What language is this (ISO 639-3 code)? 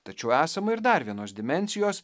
lit